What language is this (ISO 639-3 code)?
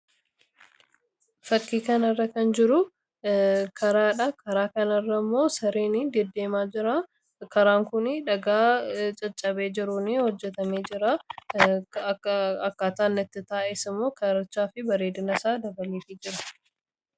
orm